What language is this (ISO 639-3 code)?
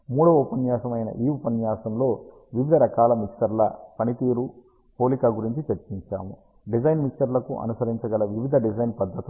tel